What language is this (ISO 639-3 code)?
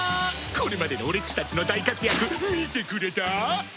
jpn